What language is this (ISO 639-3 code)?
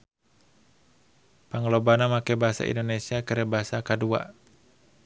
sun